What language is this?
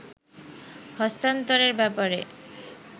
Bangla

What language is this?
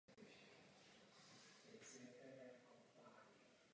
Czech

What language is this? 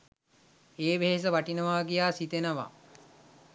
Sinhala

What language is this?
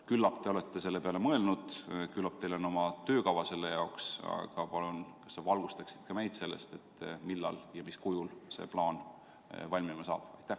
Estonian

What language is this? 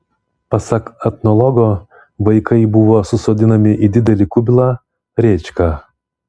Lithuanian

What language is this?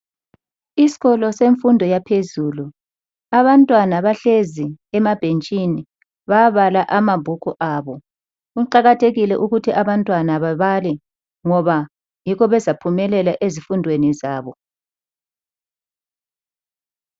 North Ndebele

